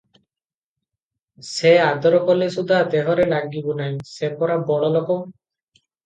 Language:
Odia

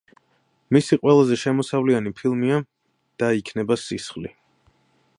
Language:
Georgian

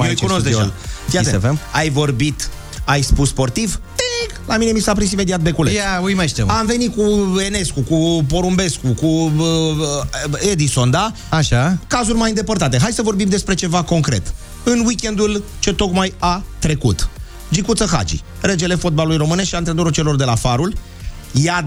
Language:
Romanian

